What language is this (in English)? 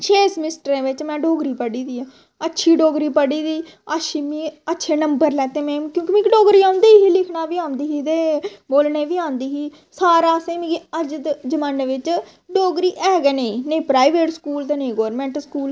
Dogri